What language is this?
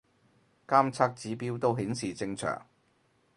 Cantonese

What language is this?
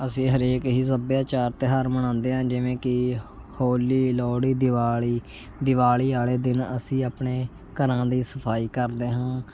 Punjabi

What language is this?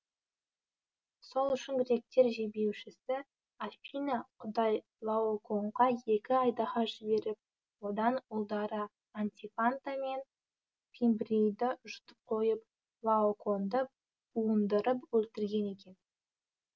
Kazakh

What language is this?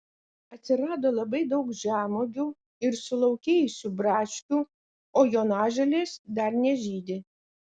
Lithuanian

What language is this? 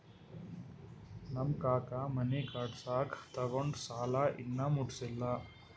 Kannada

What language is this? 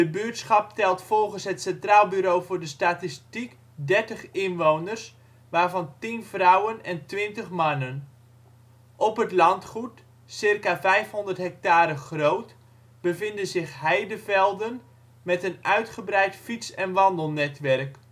Dutch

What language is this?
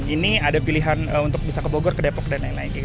Indonesian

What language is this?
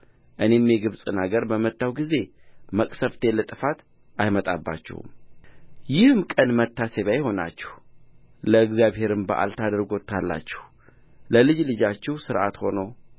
Amharic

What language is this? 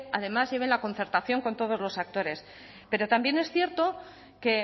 Spanish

